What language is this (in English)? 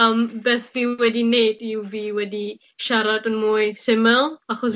Welsh